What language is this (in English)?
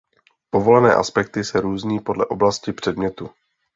Czech